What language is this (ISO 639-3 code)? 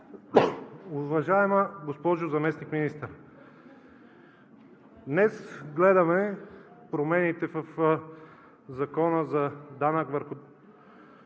bul